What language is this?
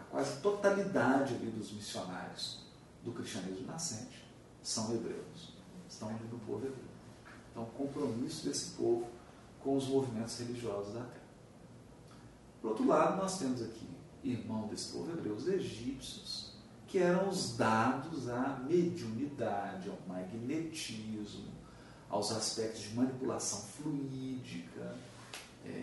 Portuguese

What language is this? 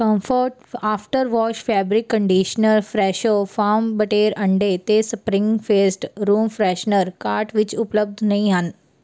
Punjabi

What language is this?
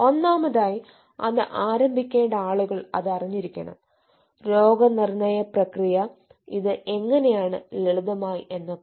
Malayalam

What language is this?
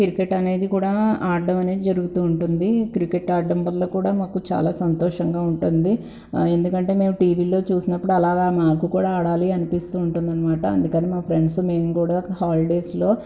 Telugu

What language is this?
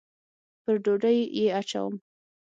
Pashto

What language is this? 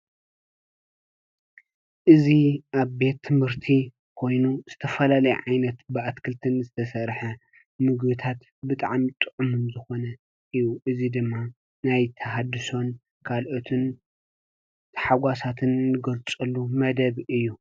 Tigrinya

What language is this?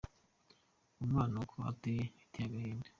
Kinyarwanda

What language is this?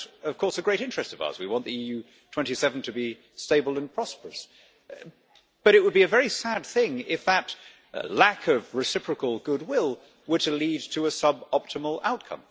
English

